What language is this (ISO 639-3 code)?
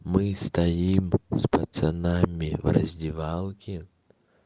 rus